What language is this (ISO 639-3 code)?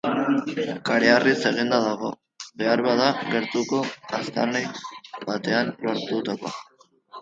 eus